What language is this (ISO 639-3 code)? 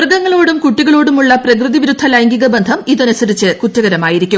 mal